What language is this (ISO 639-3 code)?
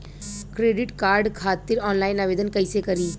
bho